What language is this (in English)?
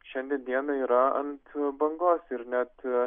Lithuanian